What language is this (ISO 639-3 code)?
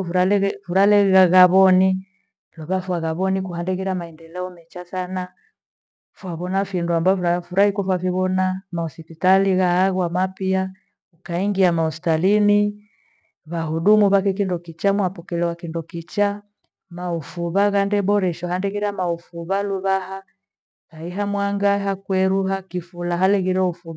gwe